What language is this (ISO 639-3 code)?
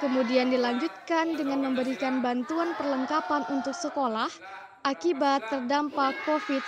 ind